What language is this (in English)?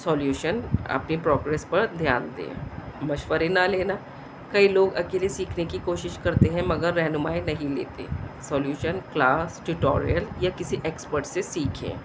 Urdu